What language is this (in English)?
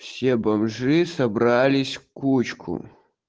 Russian